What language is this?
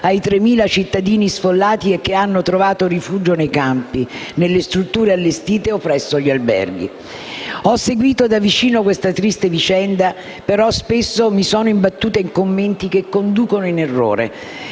Italian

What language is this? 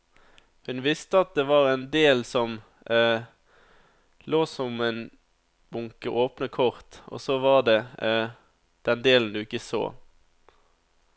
Norwegian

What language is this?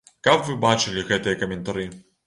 Belarusian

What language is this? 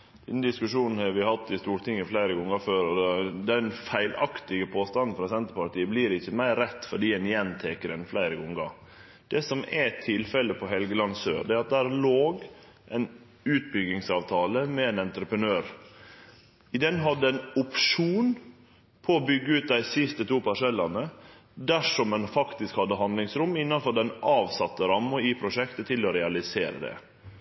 Norwegian Nynorsk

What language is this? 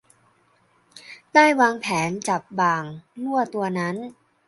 Thai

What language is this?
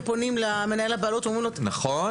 Hebrew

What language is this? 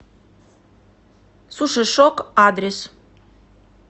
Russian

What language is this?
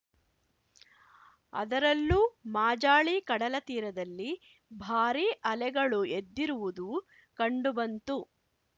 Kannada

